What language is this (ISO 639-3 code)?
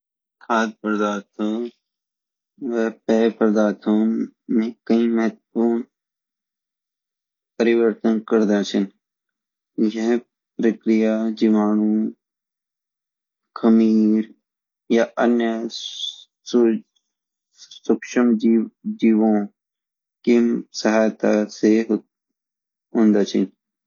gbm